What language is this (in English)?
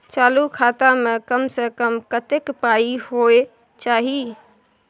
Maithili